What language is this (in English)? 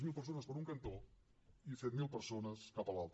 Catalan